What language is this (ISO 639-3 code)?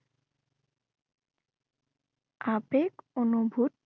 asm